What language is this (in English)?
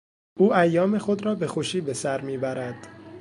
Persian